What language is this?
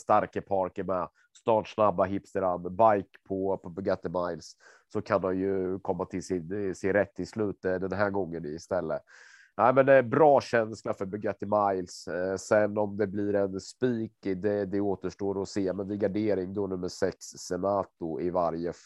Swedish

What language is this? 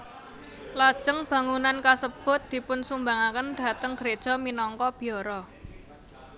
Javanese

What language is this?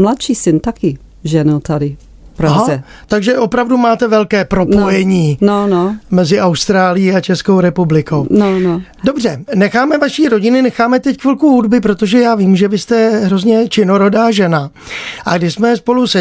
Czech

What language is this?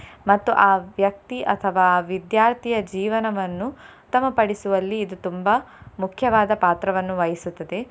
Kannada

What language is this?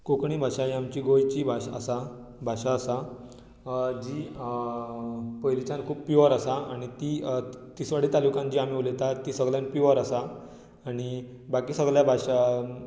Konkani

